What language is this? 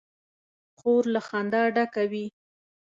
Pashto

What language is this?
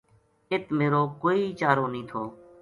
Gujari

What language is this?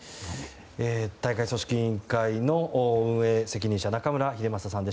Japanese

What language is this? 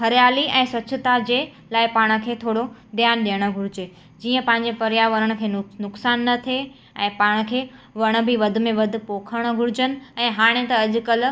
Sindhi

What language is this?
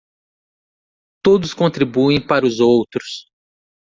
Portuguese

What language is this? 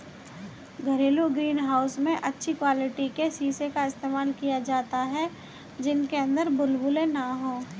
Hindi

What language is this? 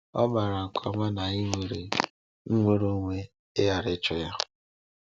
Igbo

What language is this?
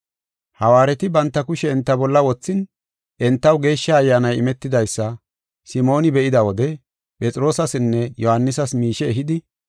Gofa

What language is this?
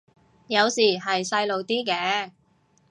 Cantonese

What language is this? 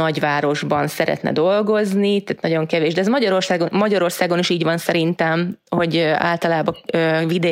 Hungarian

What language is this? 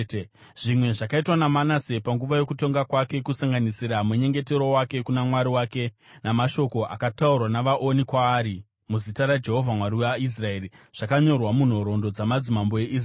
Shona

